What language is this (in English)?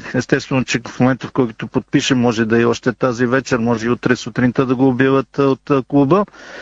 Bulgarian